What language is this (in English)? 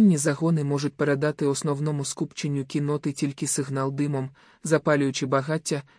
Ukrainian